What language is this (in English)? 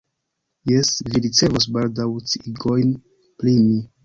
Esperanto